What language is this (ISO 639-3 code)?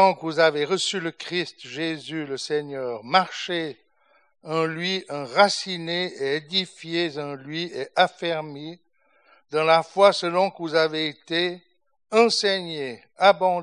fra